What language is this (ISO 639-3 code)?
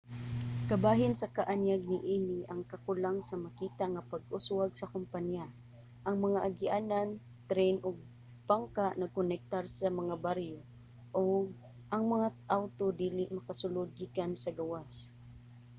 ceb